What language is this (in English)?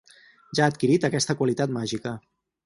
Catalan